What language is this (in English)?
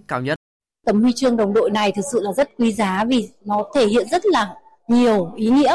Vietnamese